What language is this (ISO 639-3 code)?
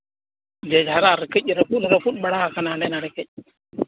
sat